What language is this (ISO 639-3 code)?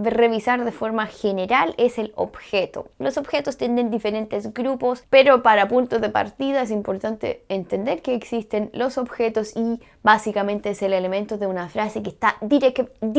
spa